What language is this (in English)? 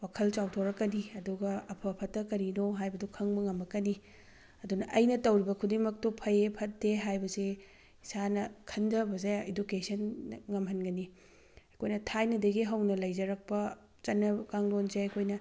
Manipuri